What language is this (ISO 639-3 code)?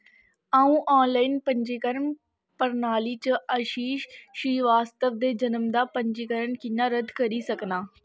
doi